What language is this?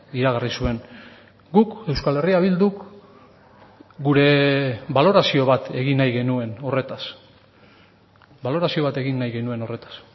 Basque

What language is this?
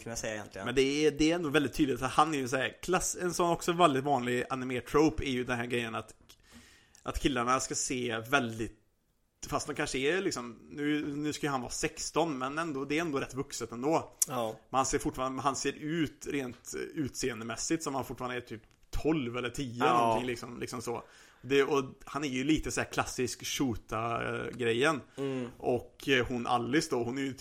Swedish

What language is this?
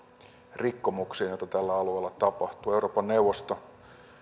Finnish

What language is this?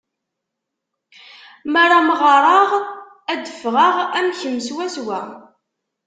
Kabyle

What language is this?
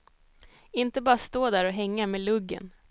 Swedish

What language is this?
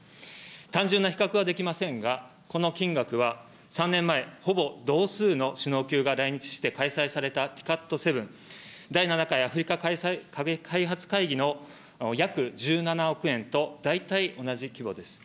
Japanese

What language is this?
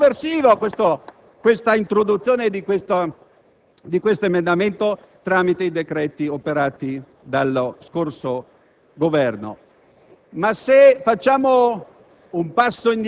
Italian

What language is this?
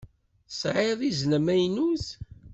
Kabyle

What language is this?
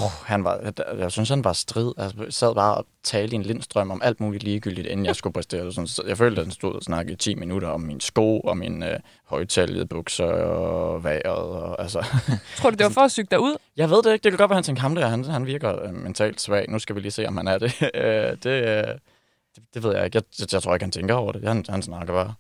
Danish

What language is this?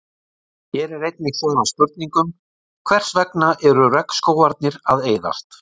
Icelandic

